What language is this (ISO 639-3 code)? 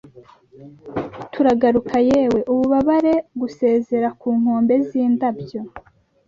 kin